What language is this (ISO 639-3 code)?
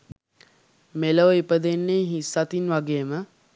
sin